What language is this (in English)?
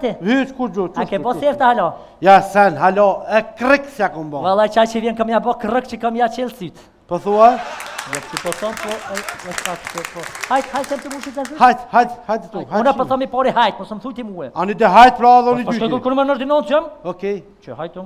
Romanian